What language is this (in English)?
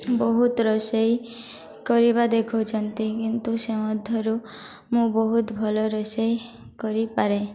Odia